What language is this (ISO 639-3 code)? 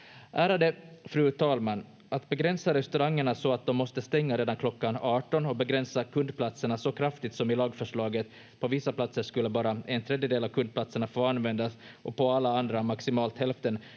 fin